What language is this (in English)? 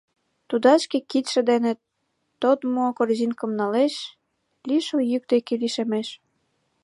Mari